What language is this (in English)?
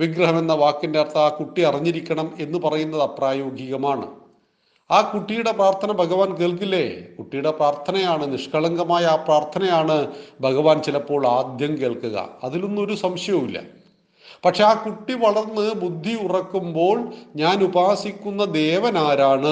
Malayalam